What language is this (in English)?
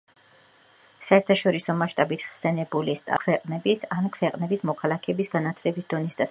Georgian